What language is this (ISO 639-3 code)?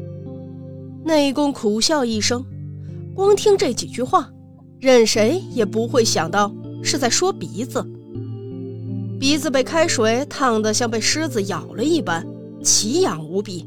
zho